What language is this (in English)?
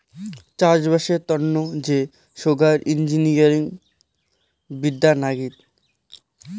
Bangla